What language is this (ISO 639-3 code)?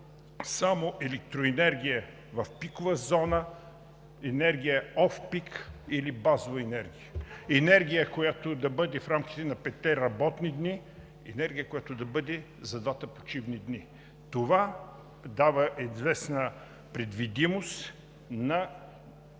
bul